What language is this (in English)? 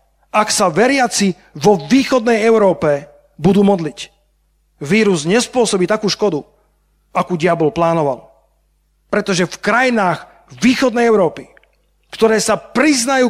Slovak